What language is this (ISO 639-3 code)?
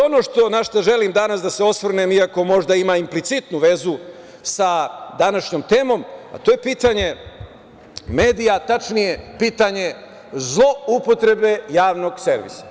srp